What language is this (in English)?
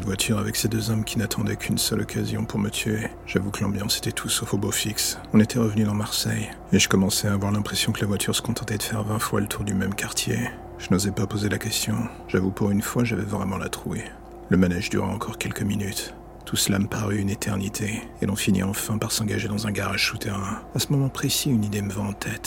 French